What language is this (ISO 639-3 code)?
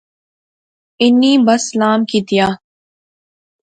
phr